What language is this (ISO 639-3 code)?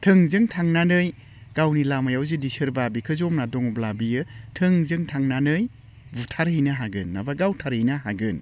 brx